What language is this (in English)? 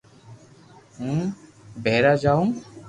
Loarki